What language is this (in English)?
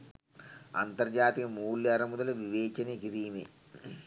Sinhala